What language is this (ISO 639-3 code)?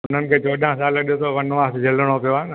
snd